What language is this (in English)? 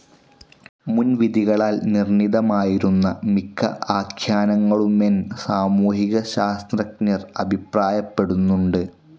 Malayalam